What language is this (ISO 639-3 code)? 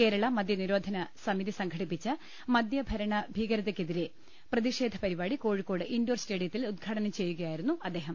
mal